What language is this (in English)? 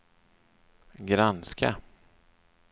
Swedish